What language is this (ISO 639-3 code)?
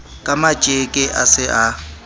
sot